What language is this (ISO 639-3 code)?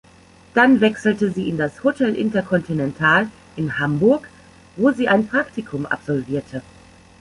deu